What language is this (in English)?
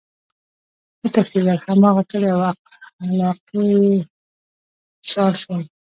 Pashto